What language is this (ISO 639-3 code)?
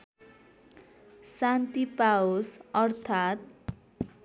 nep